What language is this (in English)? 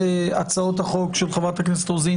Hebrew